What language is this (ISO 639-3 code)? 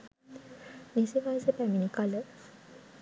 sin